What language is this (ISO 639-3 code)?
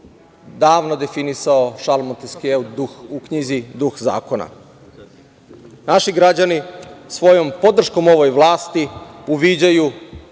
srp